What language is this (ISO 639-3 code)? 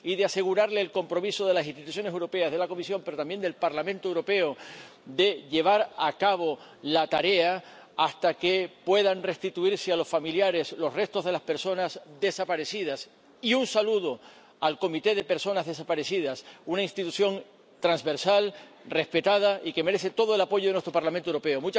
spa